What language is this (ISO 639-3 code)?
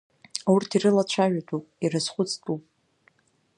abk